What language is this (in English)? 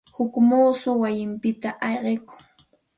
Santa Ana de Tusi Pasco Quechua